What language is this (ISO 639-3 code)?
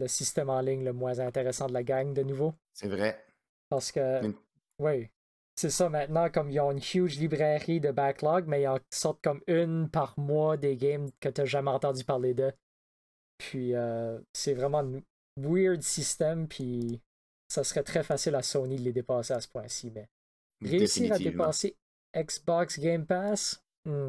fra